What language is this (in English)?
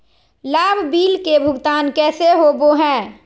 Magahi